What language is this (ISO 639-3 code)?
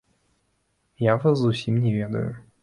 bel